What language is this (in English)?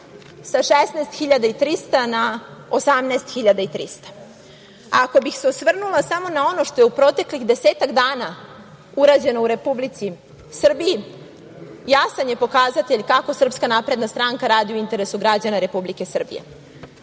Serbian